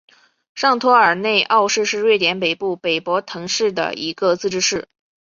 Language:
Chinese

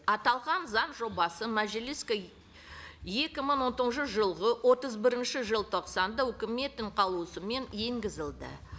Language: Kazakh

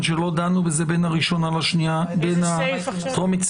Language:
Hebrew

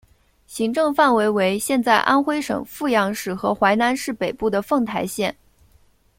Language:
Chinese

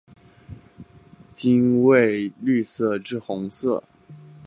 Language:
Chinese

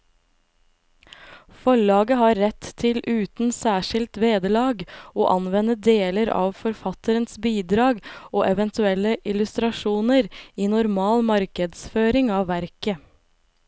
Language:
Norwegian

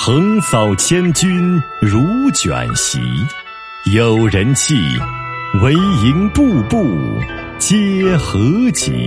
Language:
Chinese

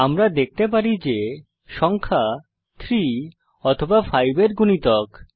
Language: Bangla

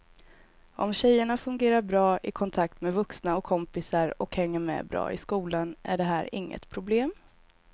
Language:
Swedish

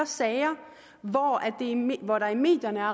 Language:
Danish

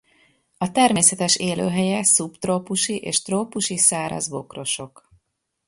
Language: Hungarian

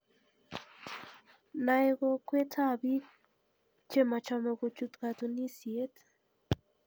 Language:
Kalenjin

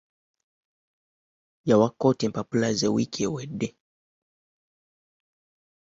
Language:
Ganda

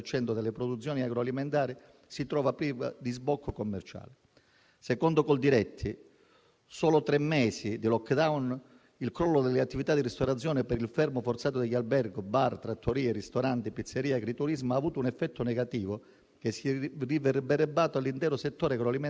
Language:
Italian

